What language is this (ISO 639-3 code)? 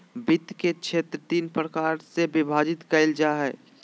mag